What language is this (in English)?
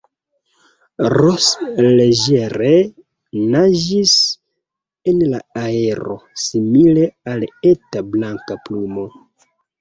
Esperanto